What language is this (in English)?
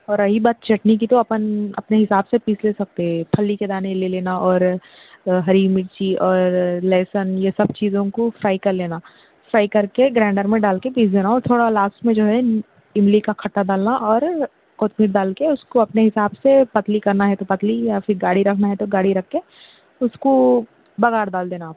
Urdu